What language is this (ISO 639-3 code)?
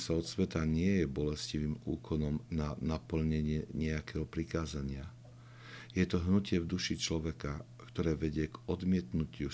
slk